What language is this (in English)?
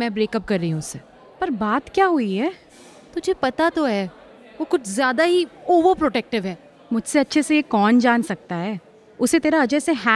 Hindi